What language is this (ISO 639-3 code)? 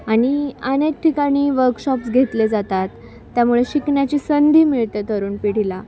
mar